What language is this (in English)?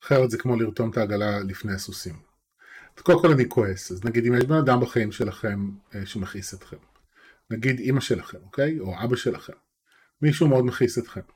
Hebrew